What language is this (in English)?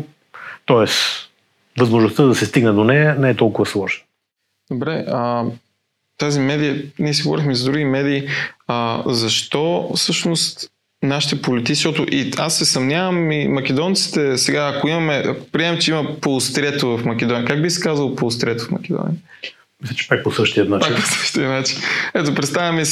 Bulgarian